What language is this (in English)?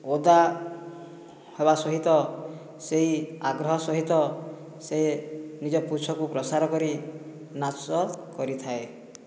Odia